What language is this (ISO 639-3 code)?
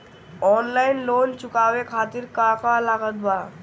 bho